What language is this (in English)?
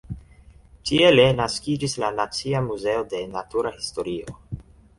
Esperanto